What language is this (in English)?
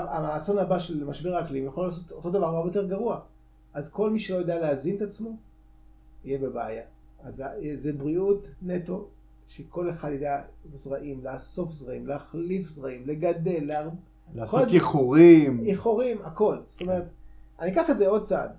Hebrew